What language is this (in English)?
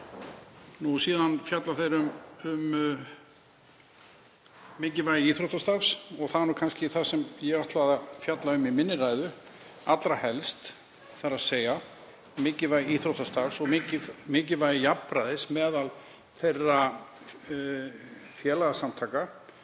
Icelandic